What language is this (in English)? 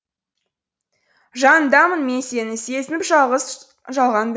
Kazakh